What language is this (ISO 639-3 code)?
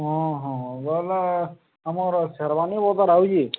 ori